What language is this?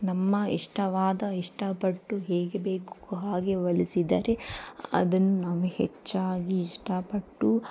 Kannada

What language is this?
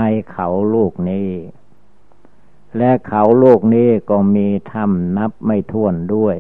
Thai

